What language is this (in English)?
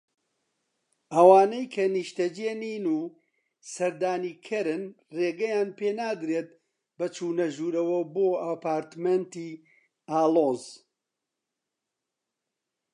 Central Kurdish